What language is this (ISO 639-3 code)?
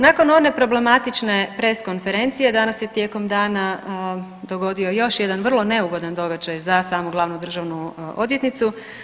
hrv